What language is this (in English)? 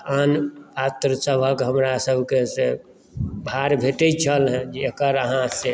Maithili